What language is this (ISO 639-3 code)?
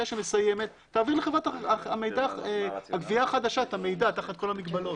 heb